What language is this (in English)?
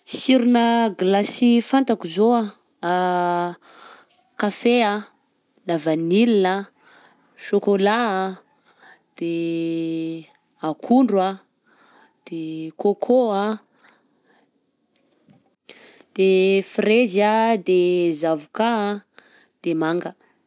Southern Betsimisaraka Malagasy